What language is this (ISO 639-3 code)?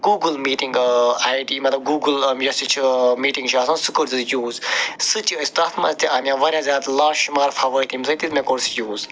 kas